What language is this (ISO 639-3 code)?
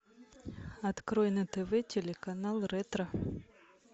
rus